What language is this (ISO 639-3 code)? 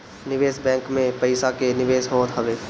bho